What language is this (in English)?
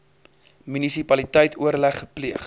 Afrikaans